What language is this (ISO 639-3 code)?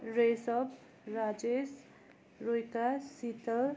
nep